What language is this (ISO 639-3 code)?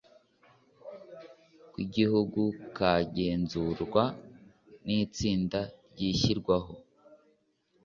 kin